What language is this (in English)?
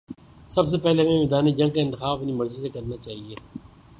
Urdu